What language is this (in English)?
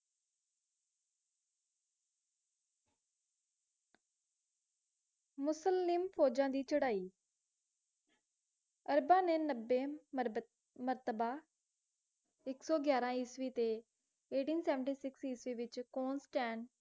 Punjabi